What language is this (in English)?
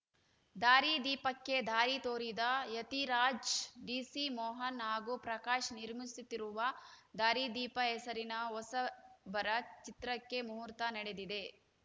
Kannada